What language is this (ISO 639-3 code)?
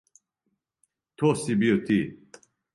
srp